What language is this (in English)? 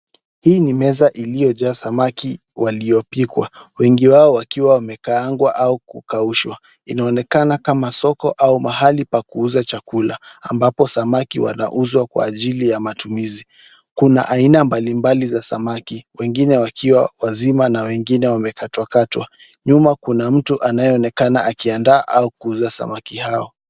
Swahili